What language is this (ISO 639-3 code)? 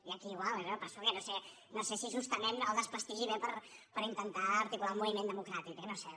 cat